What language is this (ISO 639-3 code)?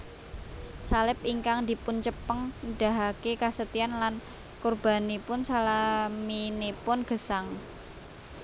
jav